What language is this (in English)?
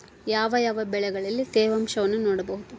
Kannada